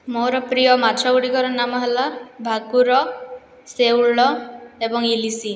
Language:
Odia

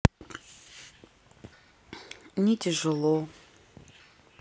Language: Russian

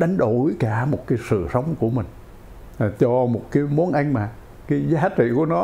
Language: Vietnamese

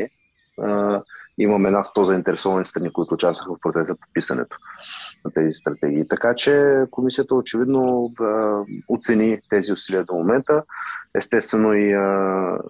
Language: Bulgarian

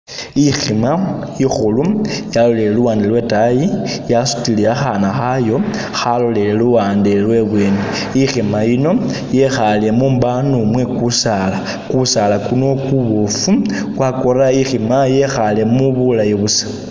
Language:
Masaaba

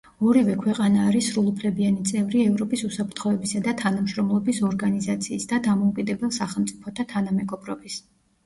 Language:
Georgian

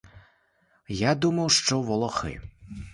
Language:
Ukrainian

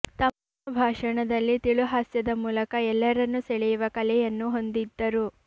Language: Kannada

